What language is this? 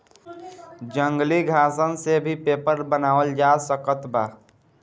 Bhojpuri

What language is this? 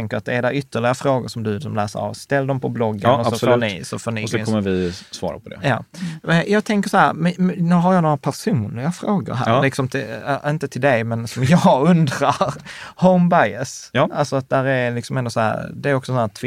Swedish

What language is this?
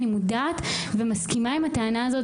Hebrew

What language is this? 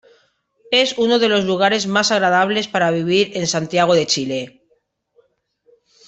Spanish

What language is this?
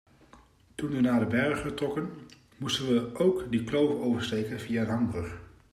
Dutch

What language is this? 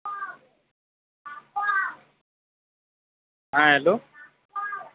Urdu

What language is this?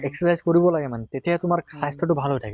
Assamese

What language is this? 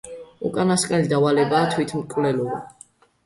Georgian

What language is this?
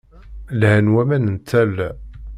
Kabyle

